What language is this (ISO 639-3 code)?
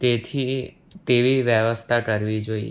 guj